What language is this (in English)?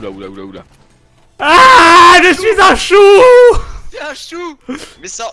French